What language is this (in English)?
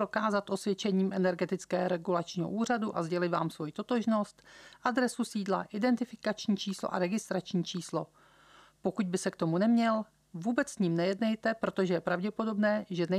Czech